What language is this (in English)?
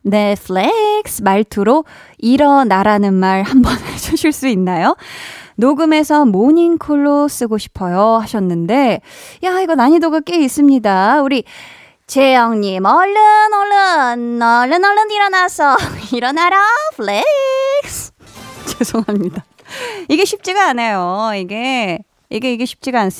Korean